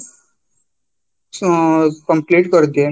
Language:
Odia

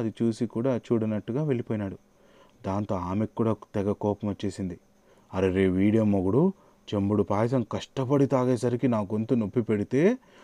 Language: Telugu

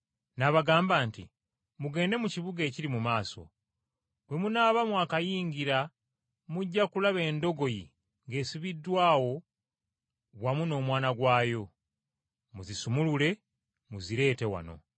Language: Ganda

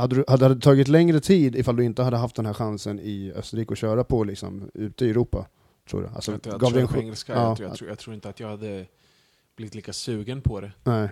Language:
Swedish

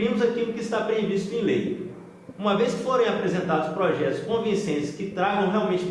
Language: Portuguese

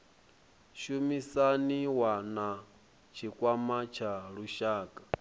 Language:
Venda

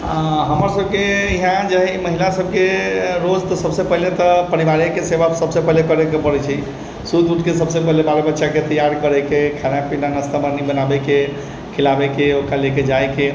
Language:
Maithili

